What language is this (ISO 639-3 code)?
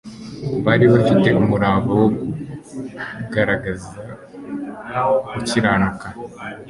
kin